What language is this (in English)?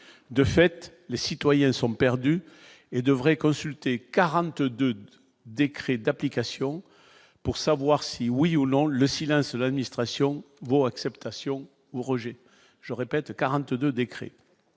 French